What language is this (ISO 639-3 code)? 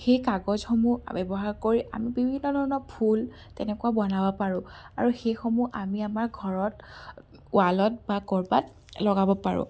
asm